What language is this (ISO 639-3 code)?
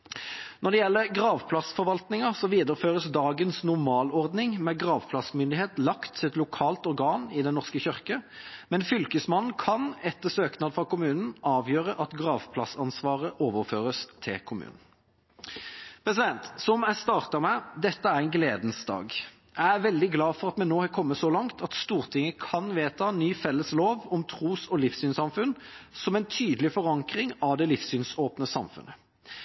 nob